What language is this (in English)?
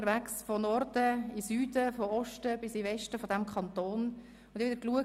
Swiss German